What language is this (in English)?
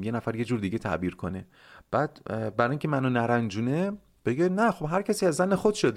Persian